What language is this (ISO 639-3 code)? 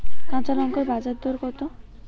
ben